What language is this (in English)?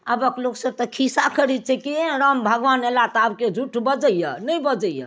Maithili